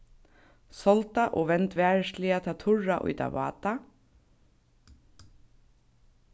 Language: Faroese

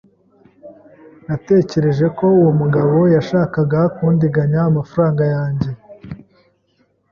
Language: Kinyarwanda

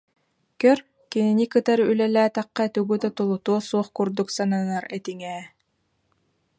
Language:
Yakut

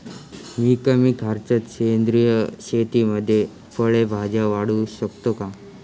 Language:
Marathi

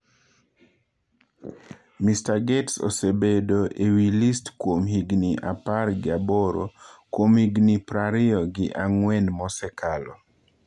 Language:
Luo (Kenya and Tanzania)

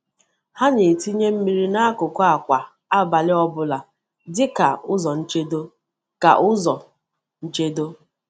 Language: Igbo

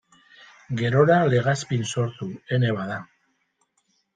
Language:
Basque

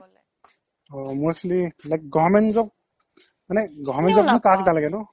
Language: Assamese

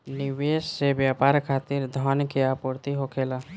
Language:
Bhojpuri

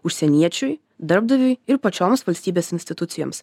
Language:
Lithuanian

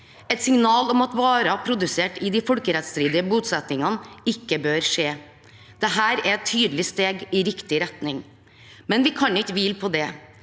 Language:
Norwegian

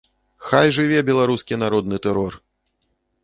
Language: Belarusian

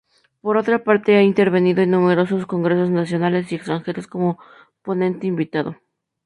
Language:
Spanish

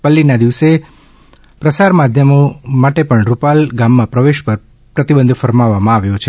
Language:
Gujarati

